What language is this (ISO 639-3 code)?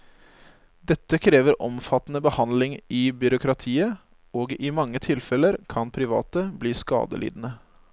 nor